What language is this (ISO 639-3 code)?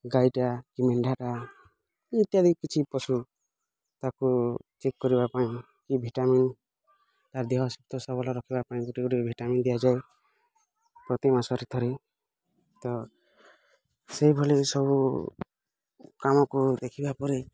ori